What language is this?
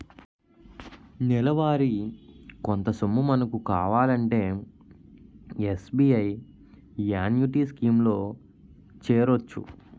Telugu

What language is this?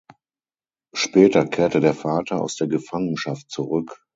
German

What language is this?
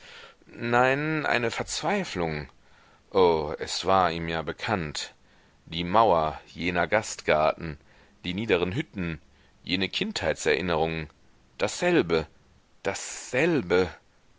German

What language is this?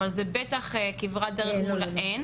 Hebrew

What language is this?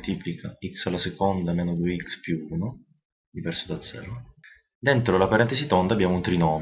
Italian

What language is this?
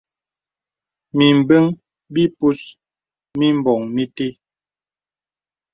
Bebele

